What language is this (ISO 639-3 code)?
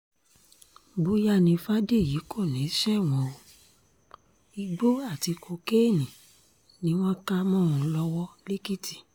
yor